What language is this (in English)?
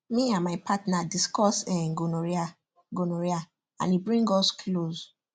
Nigerian Pidgin